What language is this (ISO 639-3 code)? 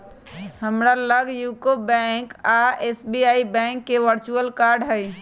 mag